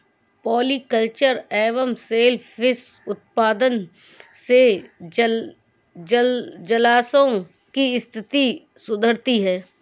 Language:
Hindi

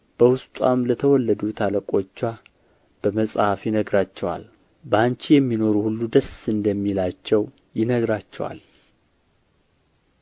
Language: Amharic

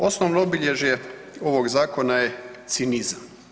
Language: Croatian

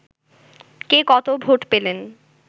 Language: Bangla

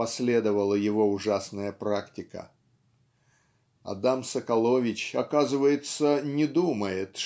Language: Russian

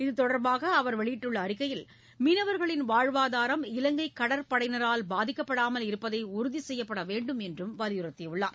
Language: Tamil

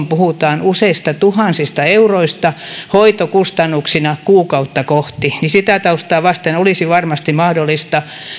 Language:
Finnish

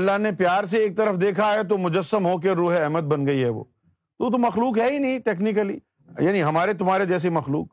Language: Urdu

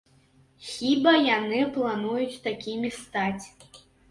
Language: Belarusian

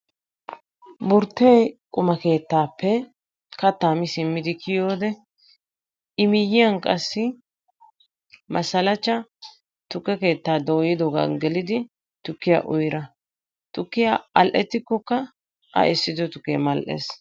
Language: Wolaytta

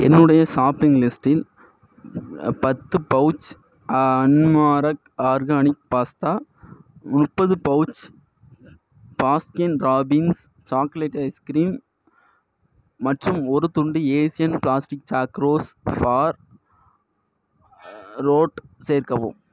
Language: Tamil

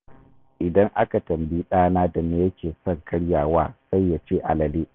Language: Hausa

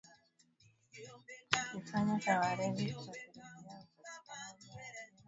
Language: Swahili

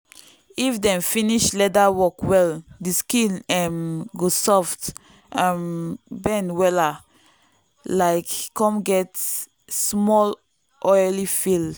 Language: Nigerian Pidgin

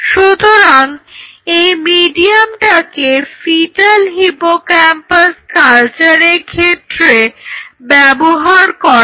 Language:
Bangla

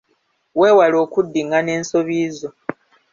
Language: Ganda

